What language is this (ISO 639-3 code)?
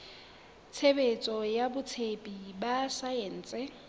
sot